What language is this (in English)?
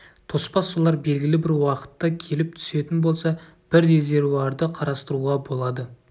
Kazakh